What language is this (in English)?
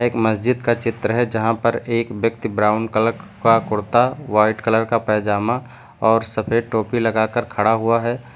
Hindi